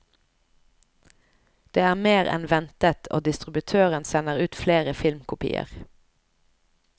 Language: Norwegian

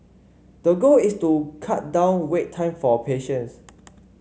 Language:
English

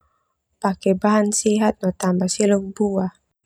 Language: Termanu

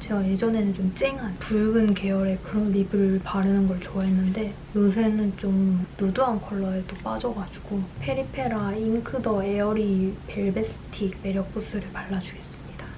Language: Korean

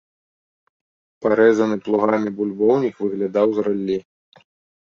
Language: Belarusian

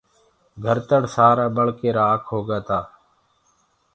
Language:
Gurgula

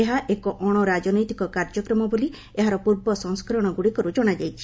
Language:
Odia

